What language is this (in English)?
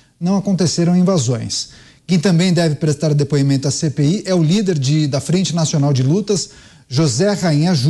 Portuguese